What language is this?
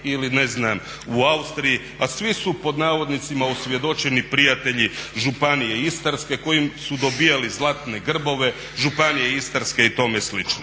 Croatian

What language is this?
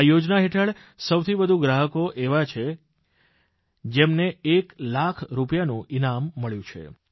Gujarati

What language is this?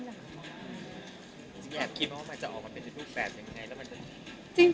Thai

